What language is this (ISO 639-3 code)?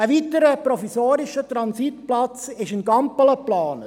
gsw